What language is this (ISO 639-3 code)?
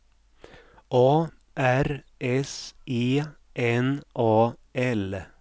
swe